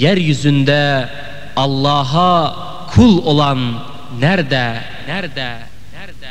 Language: Turkish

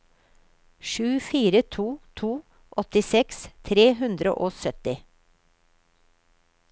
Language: Norwegian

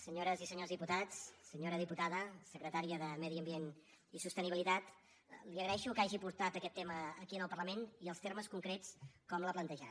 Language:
Catalan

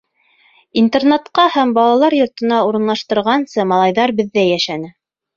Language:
Bashkir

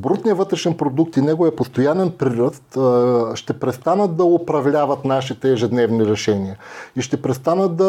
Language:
Bulgarian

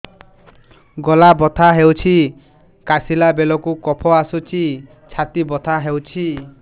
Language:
Odia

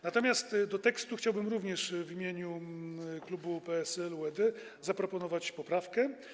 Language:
Polish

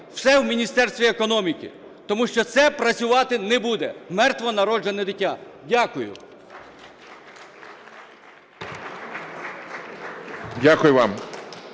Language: Ukrainian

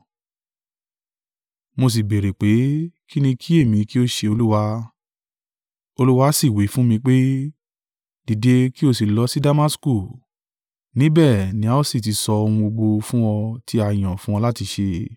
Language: Yoruba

